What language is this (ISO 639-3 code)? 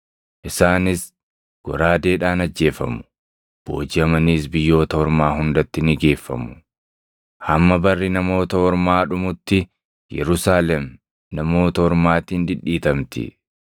orm